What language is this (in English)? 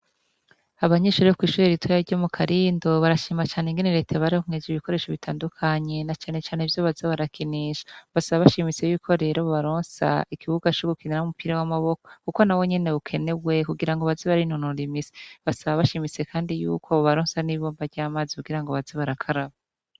Rundi